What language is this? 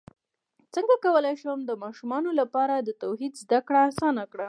Pashto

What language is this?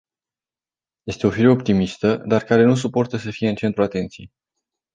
Romanian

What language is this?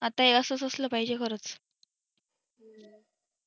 Marathi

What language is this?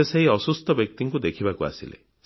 Odia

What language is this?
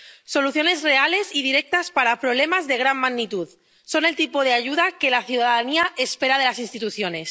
Spanish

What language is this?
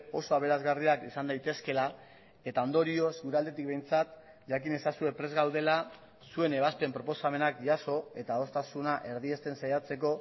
Basque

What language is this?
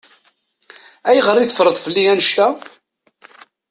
Kabyle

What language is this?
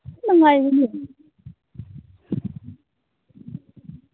Manipuri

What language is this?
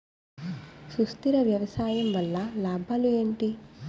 Telugu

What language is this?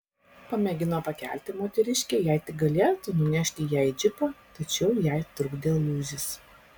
Lithuanian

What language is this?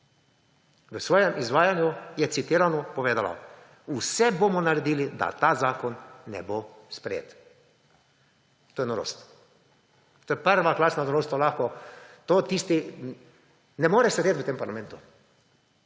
Slovenian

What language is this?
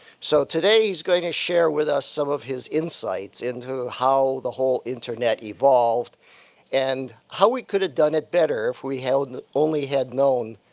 English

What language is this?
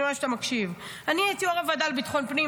Hebrew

